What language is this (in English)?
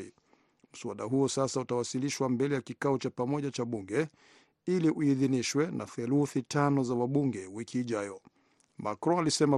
Swahili